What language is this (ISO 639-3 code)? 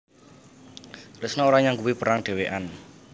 jav